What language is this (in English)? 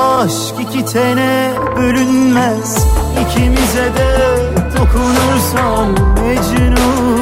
Turkish